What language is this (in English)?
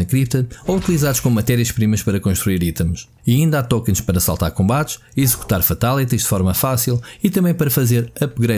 Portuguese